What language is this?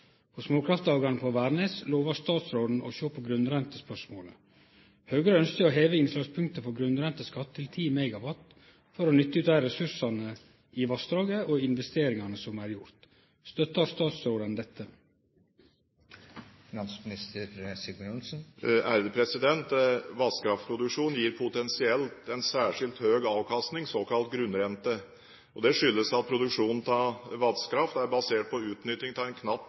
Norwegian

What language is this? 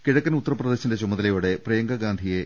Malayalam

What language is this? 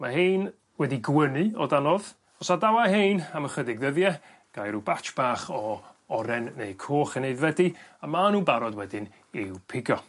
Welsh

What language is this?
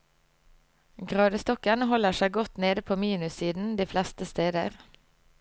Norwegian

